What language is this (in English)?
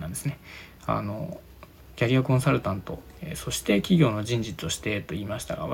Japanese